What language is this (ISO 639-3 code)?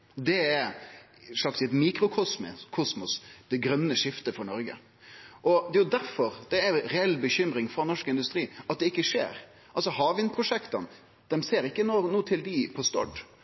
nno